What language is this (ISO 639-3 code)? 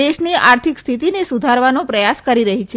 guj